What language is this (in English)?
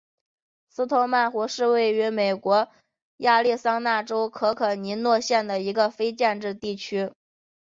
Chinese